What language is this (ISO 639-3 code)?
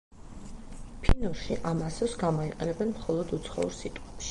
kat